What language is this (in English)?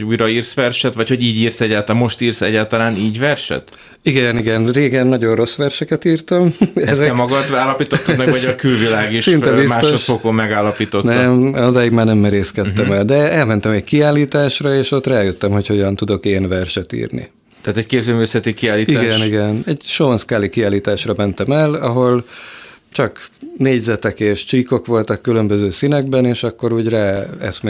Hungarian